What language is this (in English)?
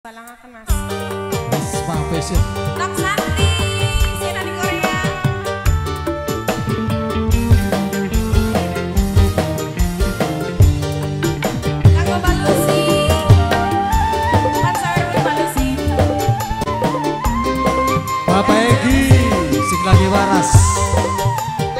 Indonesian